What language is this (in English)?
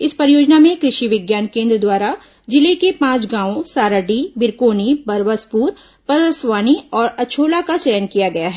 Hindi